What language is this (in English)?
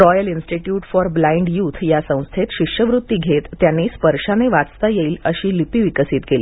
Marathi